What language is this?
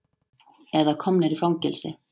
Icelandic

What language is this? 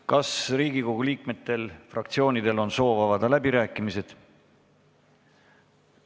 Estonian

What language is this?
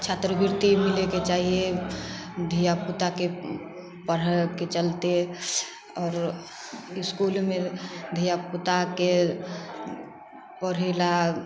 Maithili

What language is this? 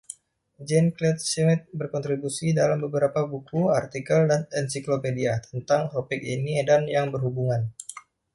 Indonesian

